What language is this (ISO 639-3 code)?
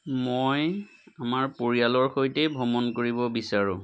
asm